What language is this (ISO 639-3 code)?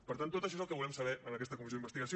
cat